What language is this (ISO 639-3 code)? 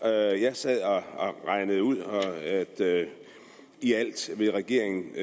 dan